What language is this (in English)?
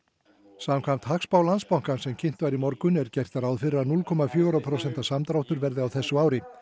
Icelandic